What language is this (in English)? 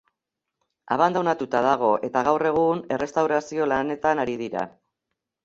Basque